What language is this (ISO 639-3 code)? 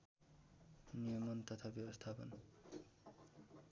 nep